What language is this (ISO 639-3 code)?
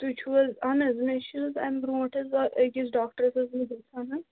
kas